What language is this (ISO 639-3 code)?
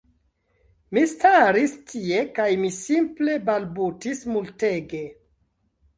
epo